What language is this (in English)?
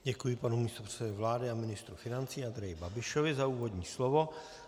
Czech